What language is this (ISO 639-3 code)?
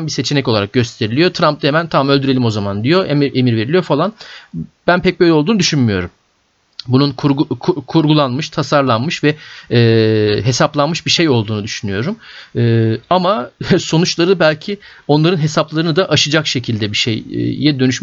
tur